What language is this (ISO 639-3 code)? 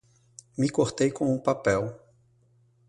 por